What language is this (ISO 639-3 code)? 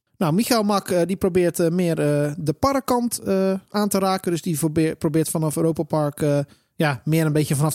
nld